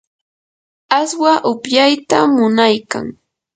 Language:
Yanahuanca Pasco Quechua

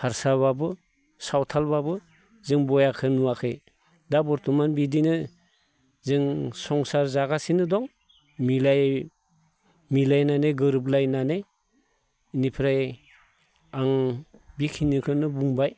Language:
Bodo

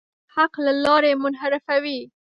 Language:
Pashto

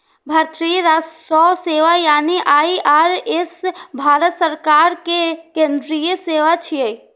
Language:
Maithili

